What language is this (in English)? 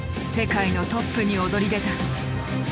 Japanese